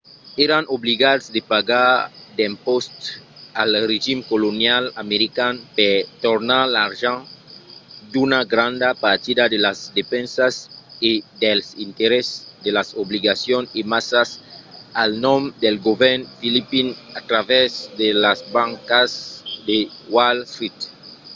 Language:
Occitan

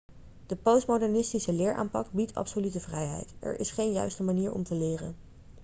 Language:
Dutch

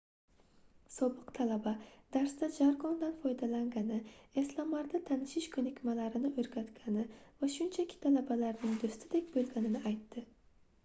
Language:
Uzbek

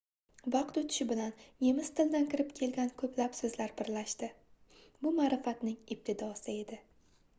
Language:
Uzbek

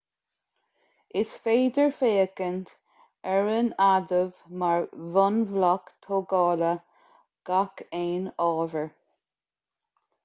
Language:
Irish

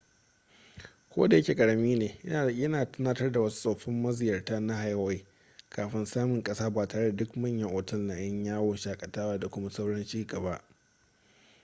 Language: Hausa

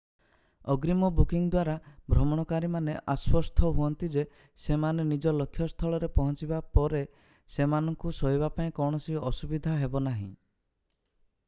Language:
Odia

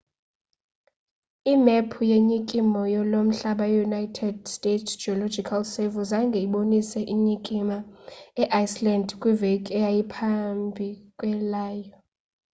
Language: Xhosa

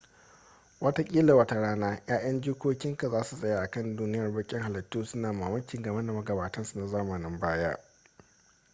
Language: Hausa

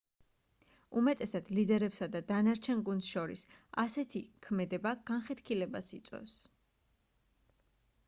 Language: Georgian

